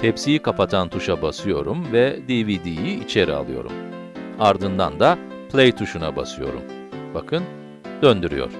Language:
Turkish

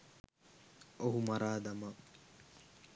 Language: Sinhala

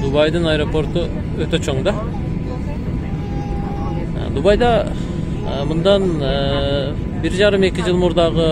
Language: Turkish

